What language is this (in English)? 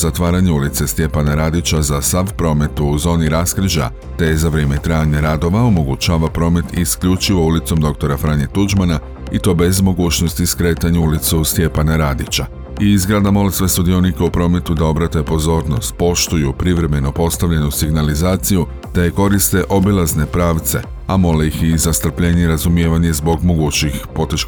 Croatian